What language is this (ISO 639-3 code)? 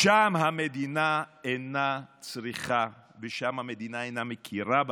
heb